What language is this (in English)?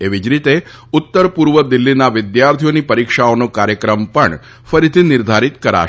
Gujarati